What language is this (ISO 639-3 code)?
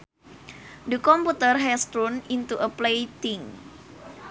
sun